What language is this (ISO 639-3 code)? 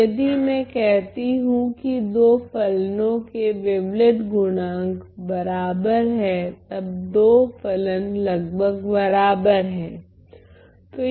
hin